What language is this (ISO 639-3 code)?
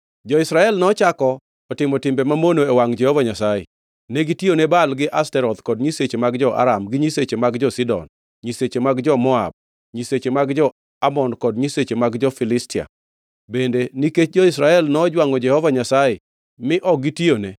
luo